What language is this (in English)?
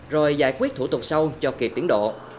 Vietnamese